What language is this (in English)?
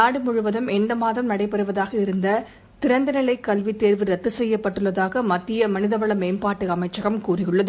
Tamil